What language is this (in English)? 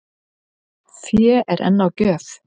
Icelandic